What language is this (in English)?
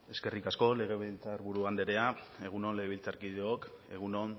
Basque